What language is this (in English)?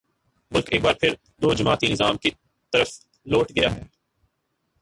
Urdu